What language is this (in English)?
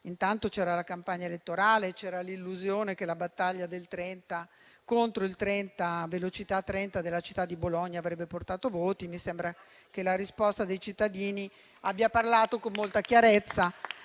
Italian